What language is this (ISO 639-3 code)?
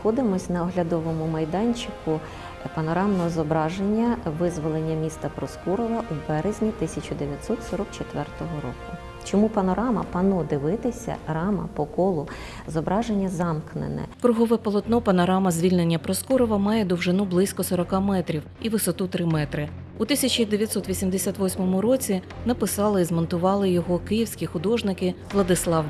ukr